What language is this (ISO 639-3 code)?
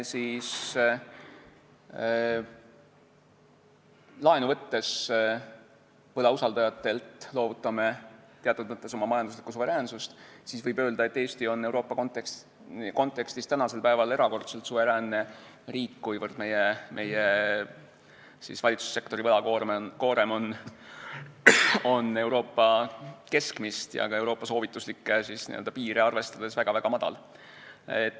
est